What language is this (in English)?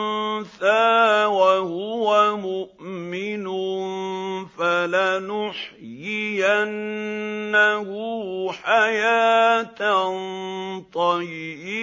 Arabic